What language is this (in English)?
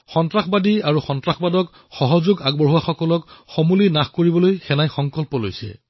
Assamese